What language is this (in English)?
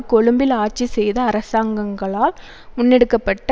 Tamil